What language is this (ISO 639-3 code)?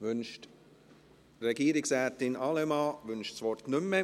gsw